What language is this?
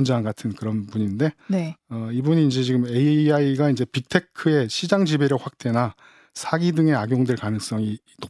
Korean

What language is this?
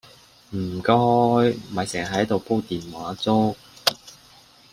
Cantonese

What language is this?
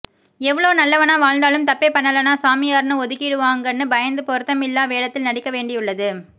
Tamil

